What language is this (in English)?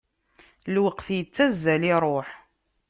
Kabyle